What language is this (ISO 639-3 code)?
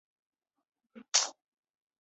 zho